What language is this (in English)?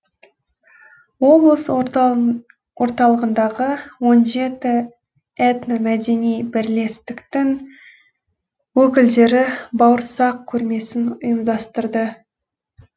Kazakh